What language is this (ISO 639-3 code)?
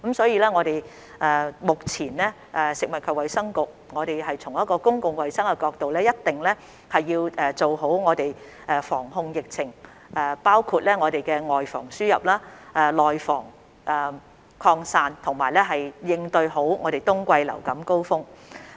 yue